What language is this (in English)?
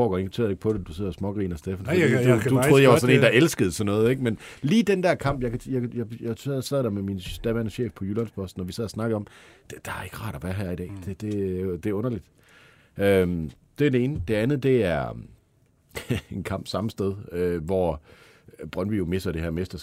Danish